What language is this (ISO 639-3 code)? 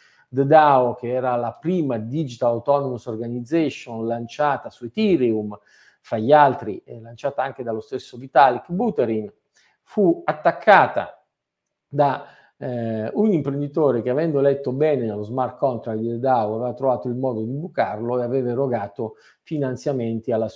ita